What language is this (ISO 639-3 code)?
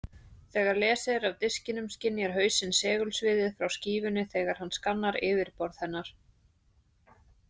isl